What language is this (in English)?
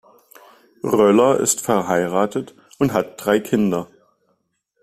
German